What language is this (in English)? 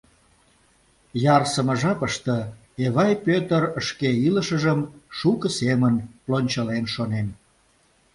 Mari